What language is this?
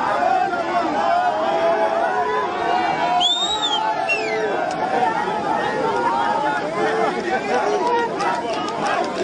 Spanish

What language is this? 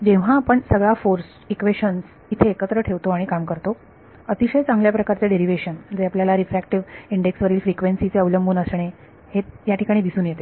Marathi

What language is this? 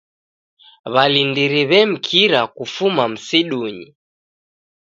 Taita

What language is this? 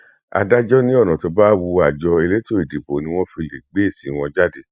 Yoruba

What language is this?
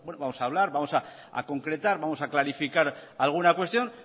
Spanish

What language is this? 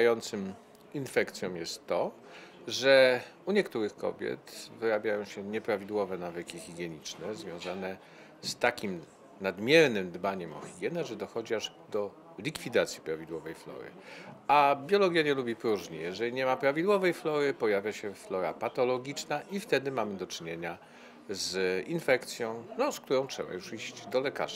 Polish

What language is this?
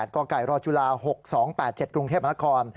Thai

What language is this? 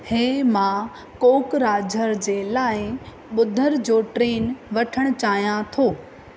Sindhi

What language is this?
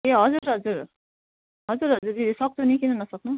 Nepali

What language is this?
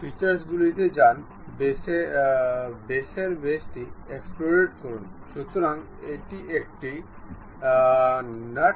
Bangla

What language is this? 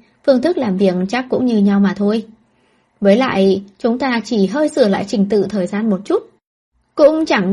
Vietnamese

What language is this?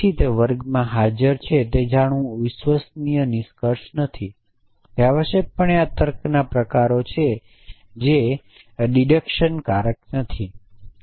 Gujarati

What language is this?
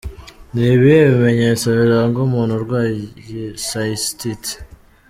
Kinyarwanda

